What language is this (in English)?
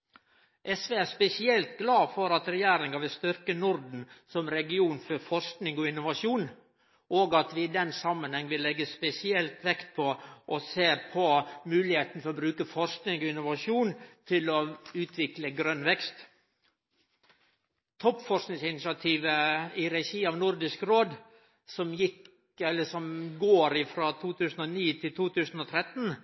Norwegian Nynorsk